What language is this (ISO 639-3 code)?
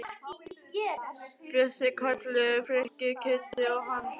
isl